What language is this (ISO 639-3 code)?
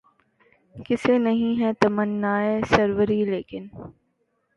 urd